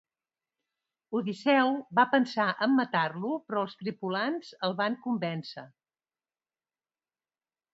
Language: Catalan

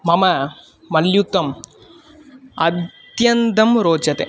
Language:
Sanskrit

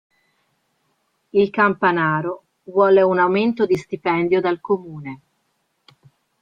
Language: Italian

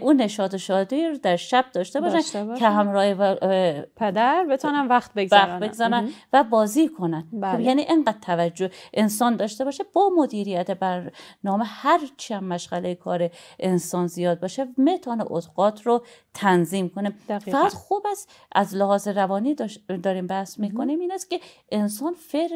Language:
Persian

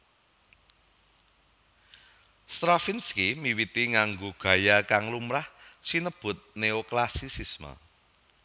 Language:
Javanese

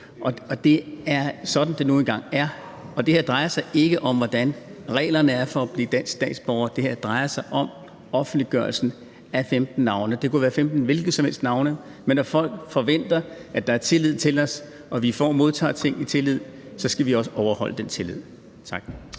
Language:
Danish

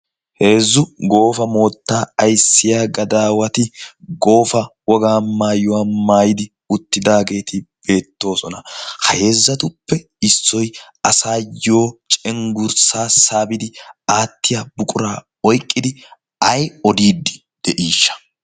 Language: Wolaytta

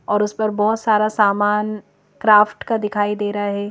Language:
Hindi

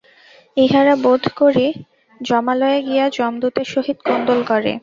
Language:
Bangla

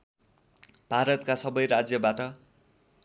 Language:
Nepali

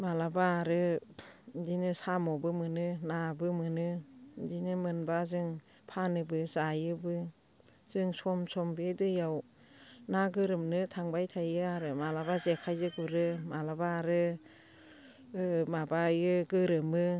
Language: Bodo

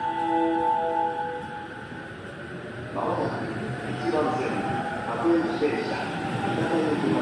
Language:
Japanese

